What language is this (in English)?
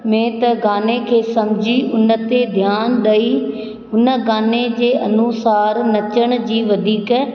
Sindhi